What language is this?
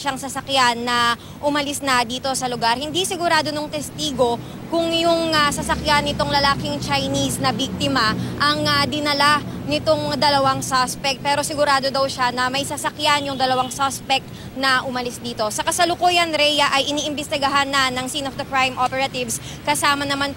Filipino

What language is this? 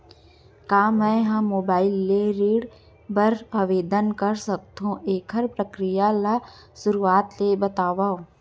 Chhattisgarhi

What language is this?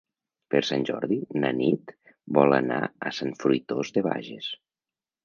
Catalan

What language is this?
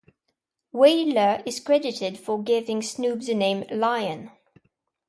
English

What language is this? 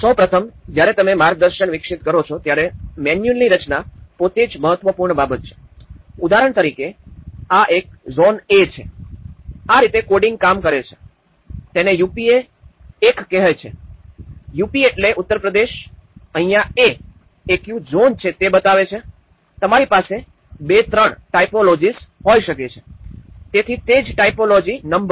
Gujarati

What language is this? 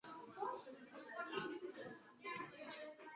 Chinese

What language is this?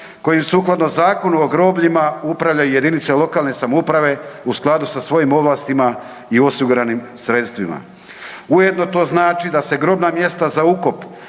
Croatian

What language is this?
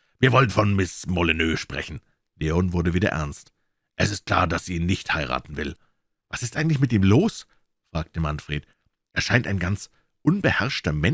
German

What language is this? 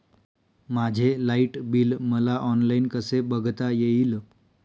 Marathi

